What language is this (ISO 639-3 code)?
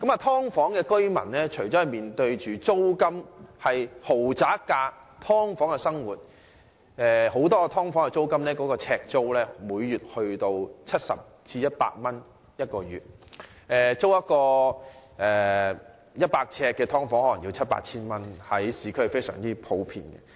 yue